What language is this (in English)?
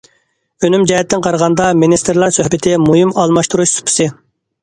Uyghur